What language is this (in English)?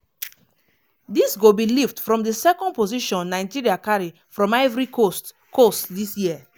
Nigerian Pidgin